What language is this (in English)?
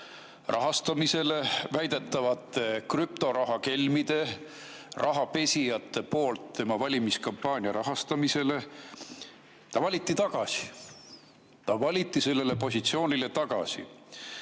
Estonian